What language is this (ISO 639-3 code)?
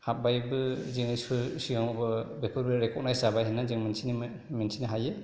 brx